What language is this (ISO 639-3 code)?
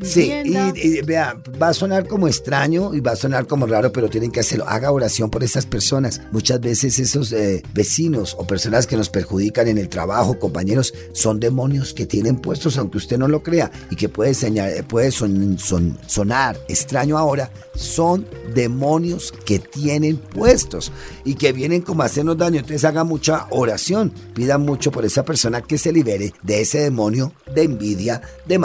spa